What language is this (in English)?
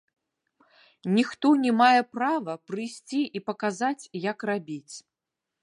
Belarusian